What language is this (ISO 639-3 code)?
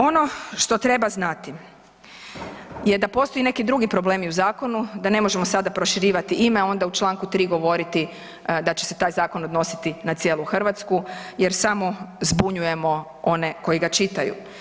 hrv